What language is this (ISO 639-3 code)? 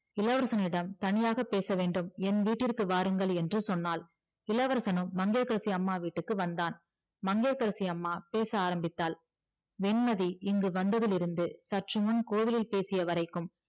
tam